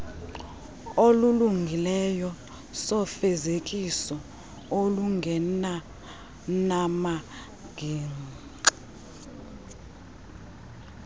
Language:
Xhosa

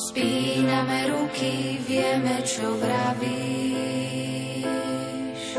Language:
Slovak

